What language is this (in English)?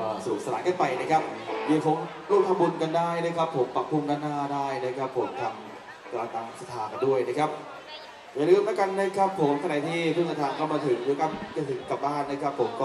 Thai